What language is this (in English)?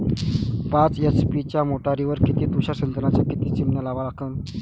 Marathi